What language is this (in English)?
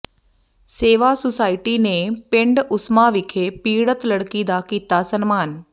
Punjabi